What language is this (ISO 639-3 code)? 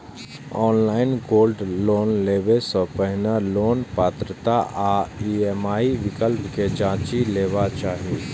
mai